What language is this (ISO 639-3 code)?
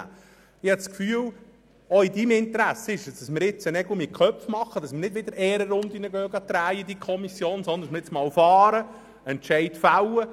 gsw